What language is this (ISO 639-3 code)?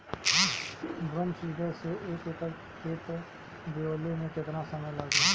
bho